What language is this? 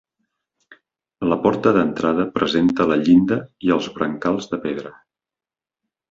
Catalan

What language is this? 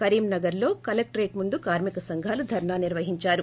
Telugu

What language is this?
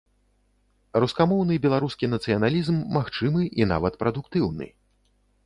Belarusian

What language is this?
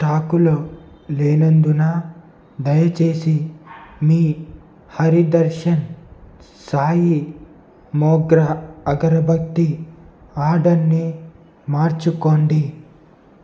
Telugu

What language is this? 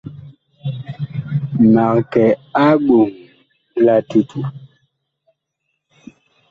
Bakoko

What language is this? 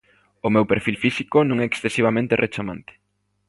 Galician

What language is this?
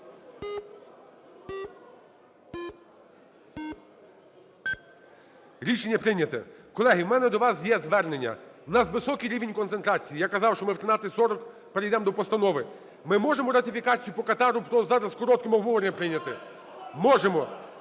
Ukrainian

